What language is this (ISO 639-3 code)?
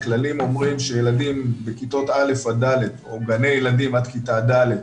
heb